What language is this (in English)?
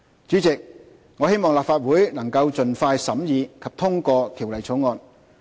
Cantonese